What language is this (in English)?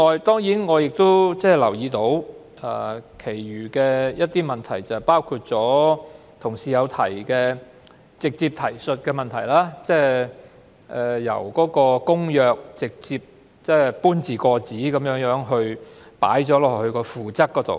Cantonese